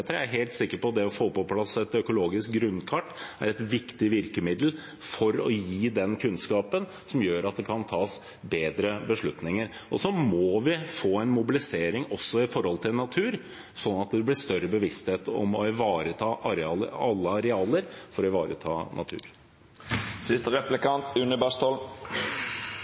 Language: Norwegian Bokmål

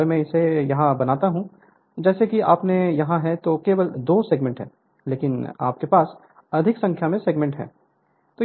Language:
Hindi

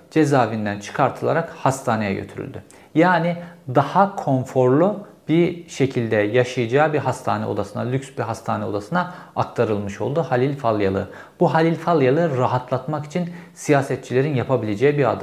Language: Turkish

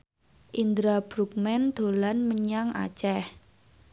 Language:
Javanese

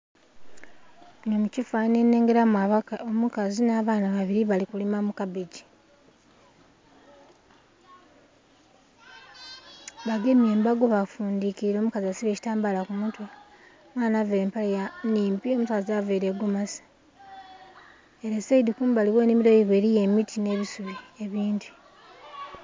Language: Soga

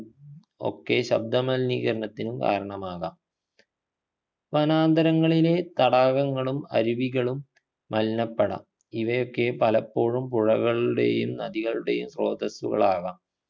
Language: Malayalam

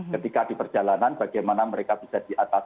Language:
Indonesian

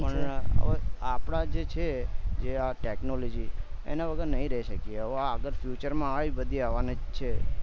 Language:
Gujarati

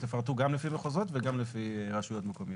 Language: Hebrew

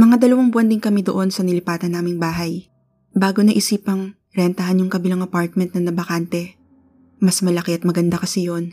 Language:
Filipino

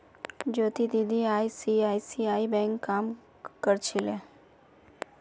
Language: Magahi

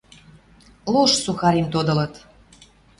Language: Western Mari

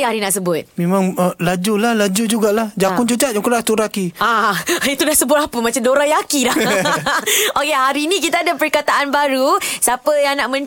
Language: Malay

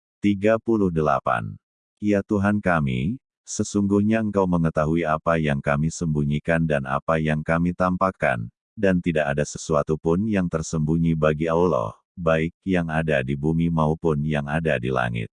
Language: Indonesian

